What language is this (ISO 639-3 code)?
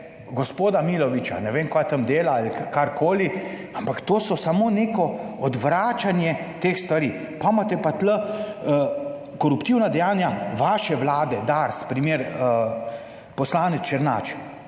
slv